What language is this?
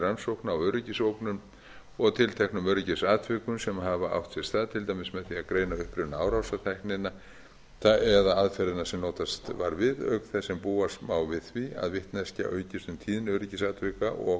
Icelandic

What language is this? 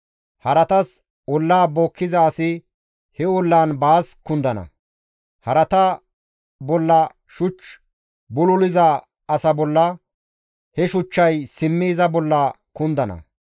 Gamo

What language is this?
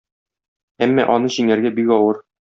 Tatar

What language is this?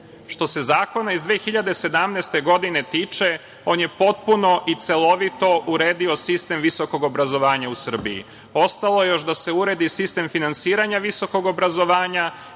Serbian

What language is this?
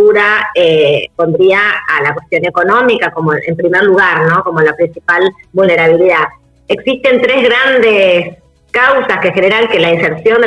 Spanish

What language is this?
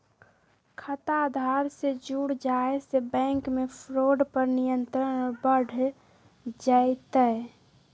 Magahi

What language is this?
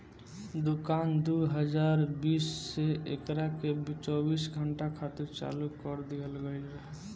Bhojpuri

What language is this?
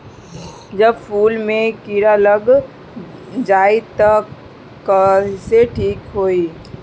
Bhojpuri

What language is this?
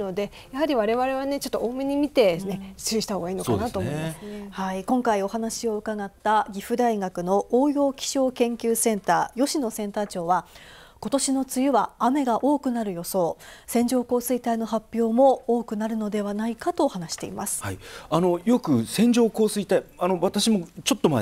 Japanese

